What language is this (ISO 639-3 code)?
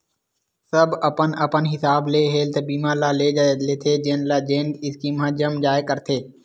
hne